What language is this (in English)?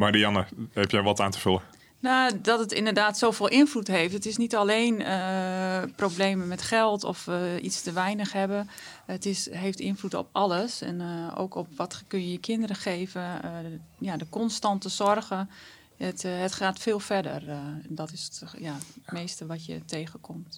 Dutch